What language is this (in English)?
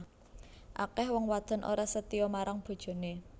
Javanese